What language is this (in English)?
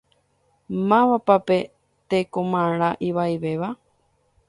Guarani